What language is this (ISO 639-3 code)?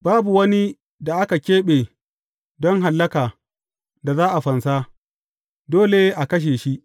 hau